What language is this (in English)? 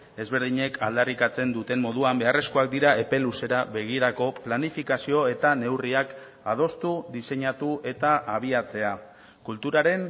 Basque